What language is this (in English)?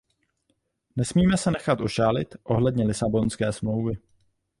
Czech